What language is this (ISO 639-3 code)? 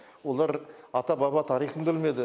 kaz